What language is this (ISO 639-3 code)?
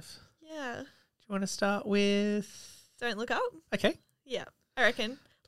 eng